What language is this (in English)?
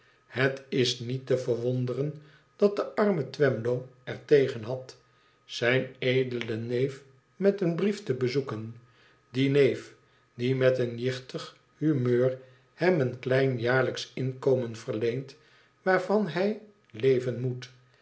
Dutch